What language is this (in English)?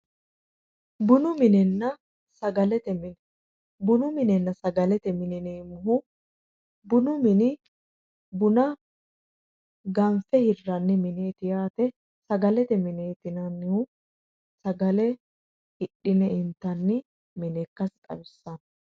Sidamo